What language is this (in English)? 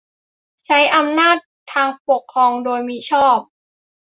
Thai